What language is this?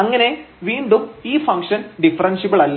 Malayalam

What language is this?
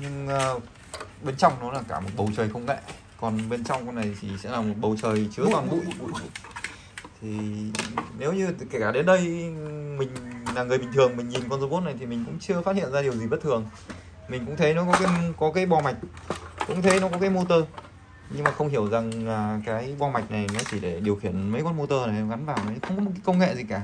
Vietnamese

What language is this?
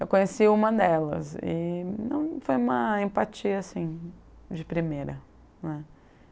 Portuguese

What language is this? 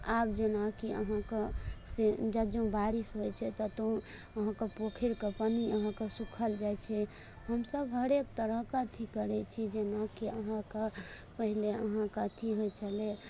Maithili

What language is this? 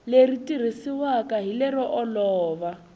Tsonga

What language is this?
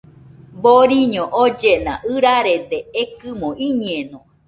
Nüpode Huitoto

